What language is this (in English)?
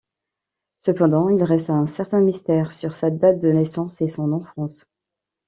French